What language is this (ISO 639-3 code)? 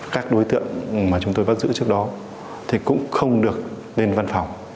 vie